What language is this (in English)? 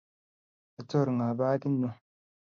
Kalenjin